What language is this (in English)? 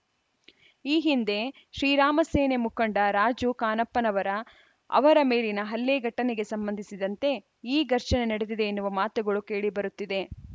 Kannada